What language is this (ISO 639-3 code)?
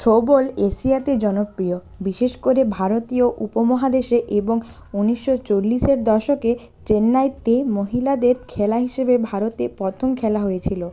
ben